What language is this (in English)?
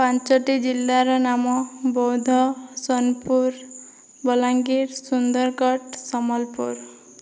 Odia